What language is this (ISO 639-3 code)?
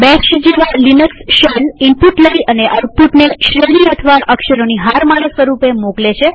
guj